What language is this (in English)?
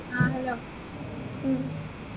Malayalam